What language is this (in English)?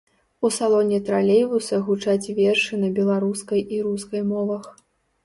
Belarusian